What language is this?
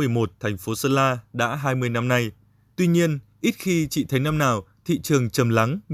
Vietnamese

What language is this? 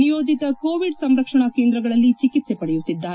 Kannada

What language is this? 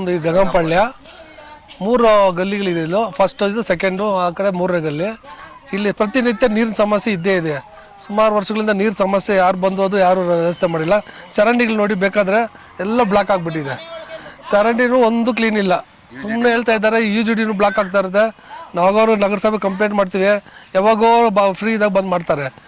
Indonesian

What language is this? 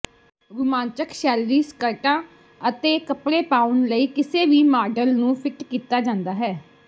Punjabi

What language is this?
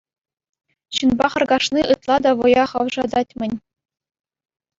Chuvash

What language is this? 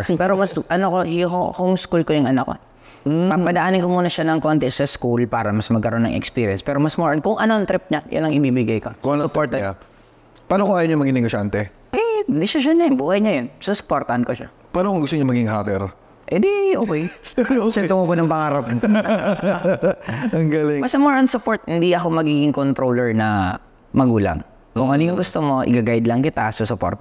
Filipino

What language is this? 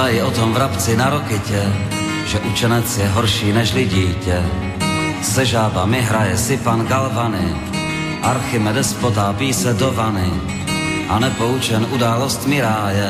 Slovak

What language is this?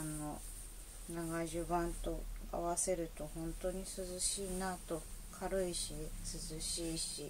Japanese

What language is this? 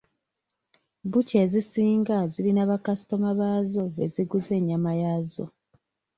Ganda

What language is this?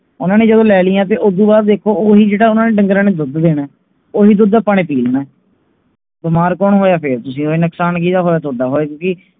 Punjabi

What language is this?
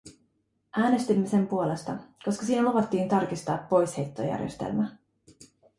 Finnish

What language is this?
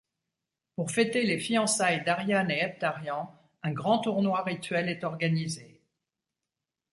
French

